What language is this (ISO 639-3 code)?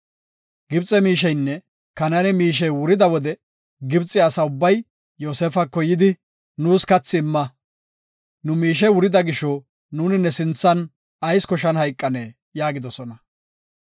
gof